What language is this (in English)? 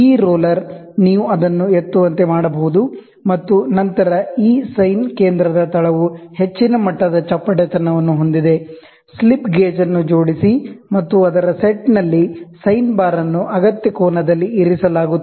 Kannada